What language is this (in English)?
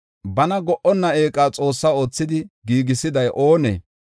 Gofa